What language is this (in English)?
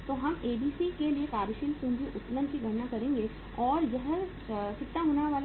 Hindi